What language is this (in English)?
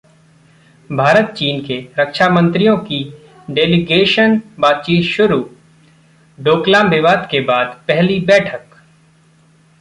Hindi